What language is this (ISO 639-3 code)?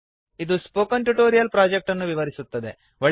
kan